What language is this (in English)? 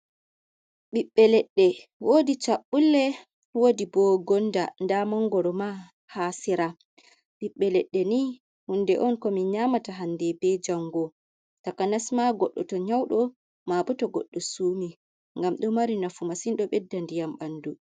Fula